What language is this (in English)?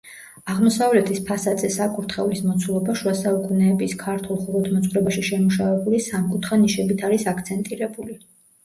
Georgian